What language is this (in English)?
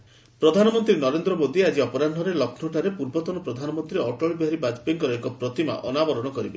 Odia